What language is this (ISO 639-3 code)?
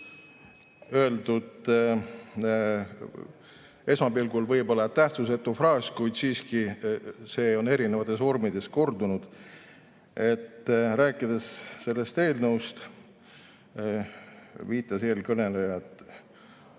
est